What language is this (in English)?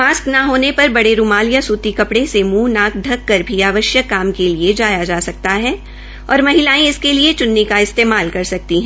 Hindi